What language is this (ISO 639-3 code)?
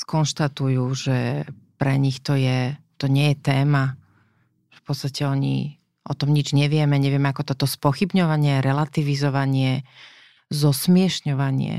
slk